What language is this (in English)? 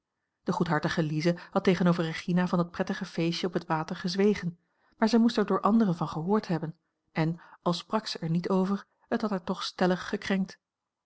Dutch